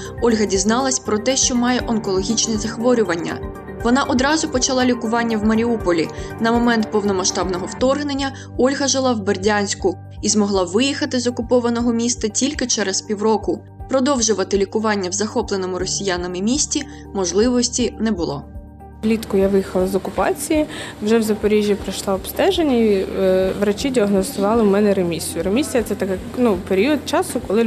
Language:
Ukrainian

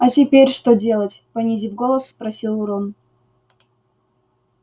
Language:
Russian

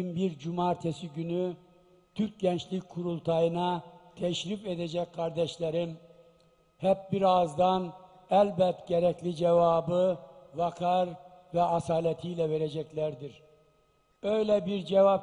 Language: Turkish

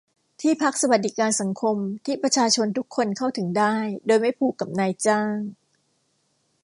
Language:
Thai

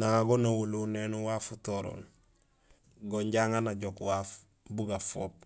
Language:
Gusilay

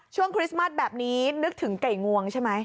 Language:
Thai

